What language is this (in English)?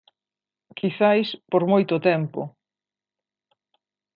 Galician